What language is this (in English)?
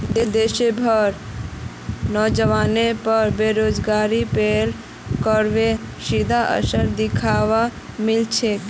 Magahi